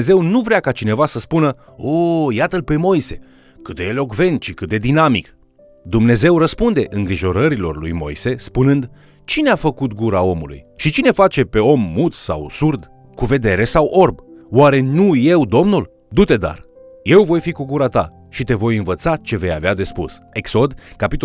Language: Romanian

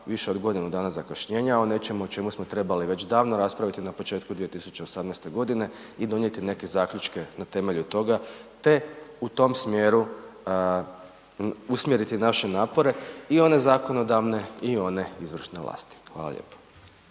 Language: Croatian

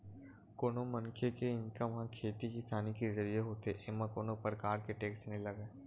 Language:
Chhattisgarhi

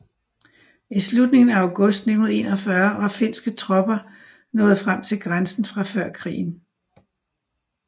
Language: Danish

